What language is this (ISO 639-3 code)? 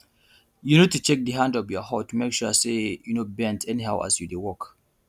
pcm